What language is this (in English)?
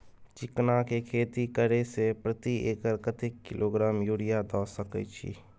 Maithili